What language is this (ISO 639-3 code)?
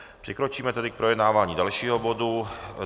ces